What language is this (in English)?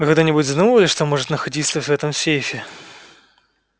Russian